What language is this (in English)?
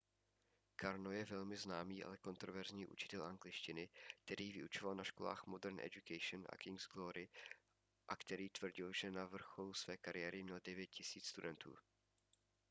Czech